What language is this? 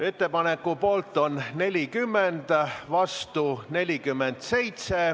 Estonian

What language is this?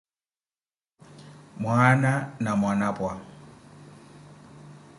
Koti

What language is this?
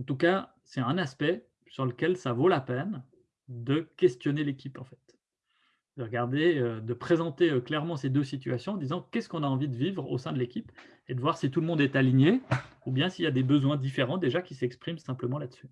French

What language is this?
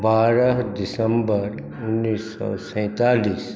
Maithili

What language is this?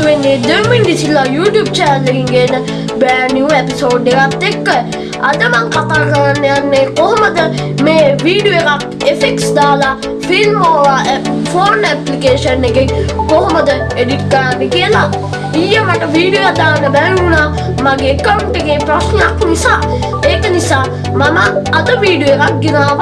Sinhala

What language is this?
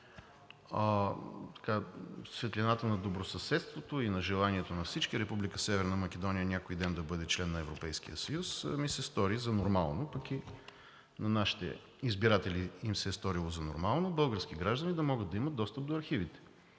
Bulgarian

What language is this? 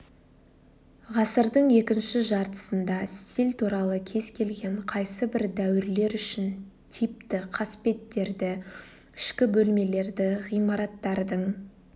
Kazakh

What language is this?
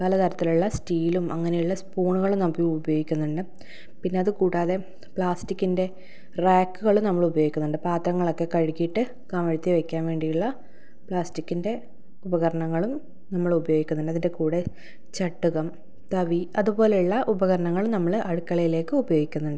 Malayalam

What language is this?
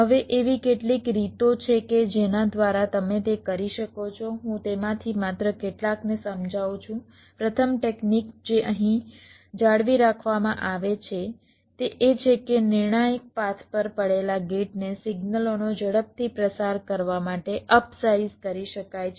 Gujarati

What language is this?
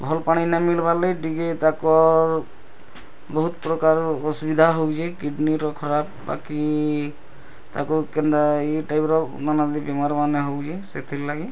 Odia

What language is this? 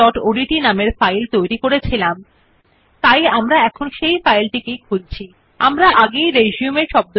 Bangla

